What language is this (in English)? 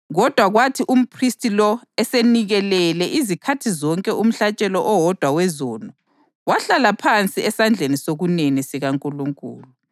North Ndebele